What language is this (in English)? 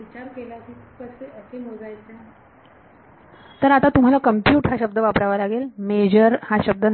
Marathi